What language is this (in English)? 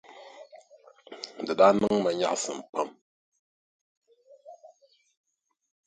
Dagbani